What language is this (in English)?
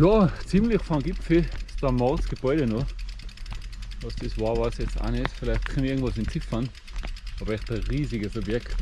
German